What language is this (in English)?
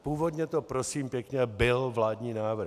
Czech